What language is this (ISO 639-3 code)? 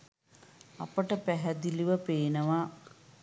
sin